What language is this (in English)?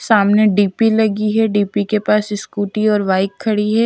Hindi